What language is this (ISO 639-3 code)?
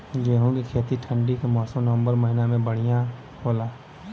bho